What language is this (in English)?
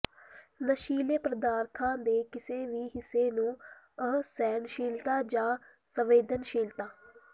Punjabi